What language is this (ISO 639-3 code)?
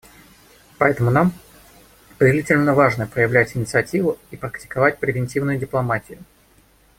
rus